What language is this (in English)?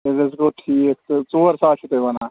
Kashmiri